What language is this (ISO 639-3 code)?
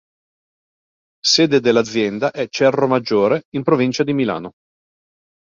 ita